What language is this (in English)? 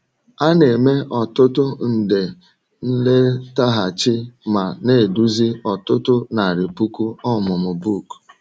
Igbo